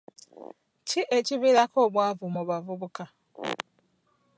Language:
Ganda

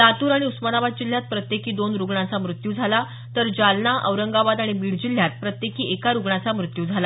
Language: Marathi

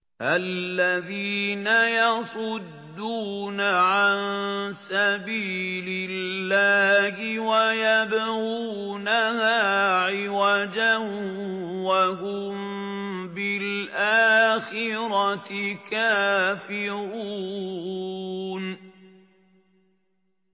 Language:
Arabic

